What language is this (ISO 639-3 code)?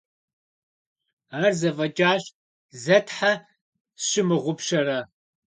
kbd